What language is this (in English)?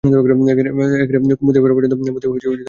Bangla